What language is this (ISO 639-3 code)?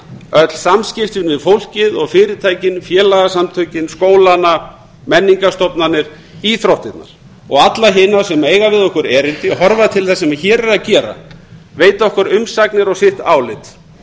isl